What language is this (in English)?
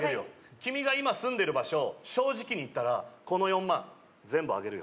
Japanese